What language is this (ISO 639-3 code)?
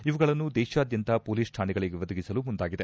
kan